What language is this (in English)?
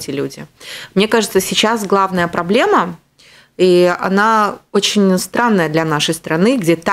Russian